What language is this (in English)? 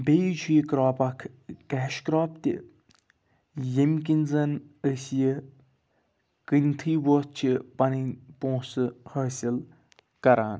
Kashmiri